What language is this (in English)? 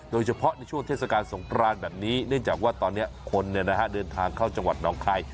Thai